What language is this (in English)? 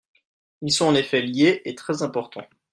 French